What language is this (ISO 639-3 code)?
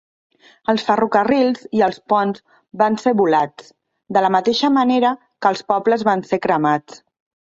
cat